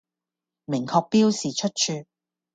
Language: Cantonese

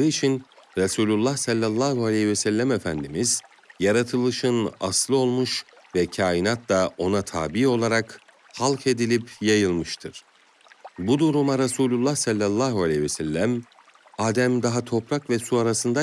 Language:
Turkish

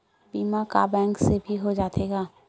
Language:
Chhattisgarhi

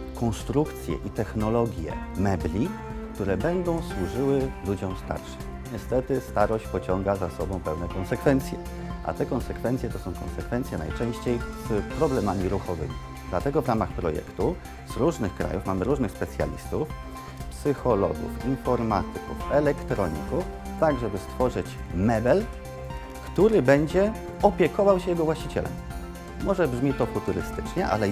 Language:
Polish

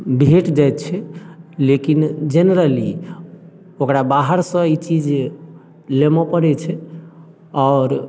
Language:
Maithili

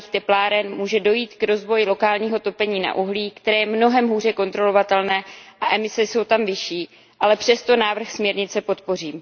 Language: Czech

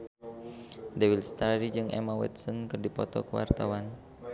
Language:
Sundanese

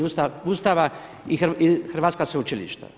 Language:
Croatian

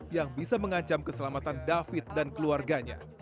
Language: Indonesian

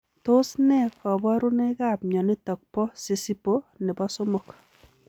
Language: Kalenjin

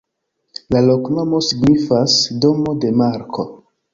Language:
Esperanto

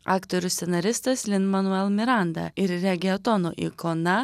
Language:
Lithuanian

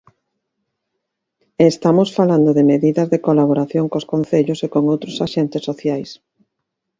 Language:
Galician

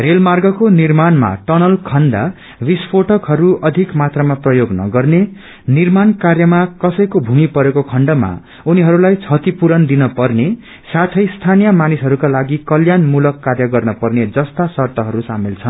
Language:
Nepali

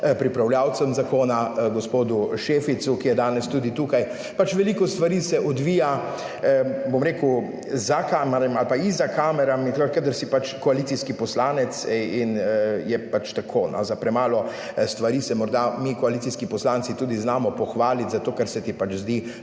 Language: Slovenian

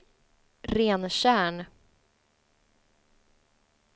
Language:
Swedish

